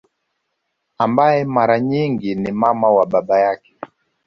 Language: Swahili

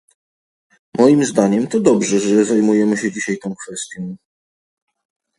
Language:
Polish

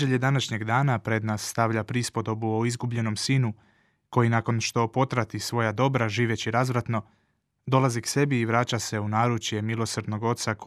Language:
Croatian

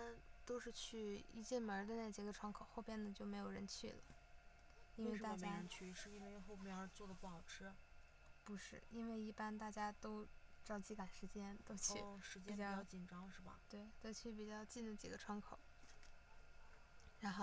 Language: Chinese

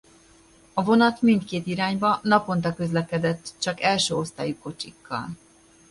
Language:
Hungarian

